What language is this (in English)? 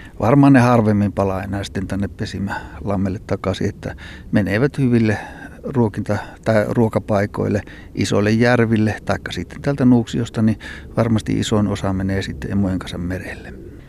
Finnish